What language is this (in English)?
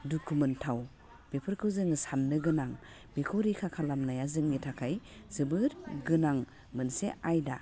Bodo